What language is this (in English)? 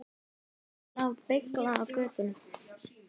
Icelandic